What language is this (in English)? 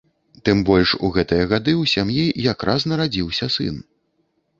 Belarusian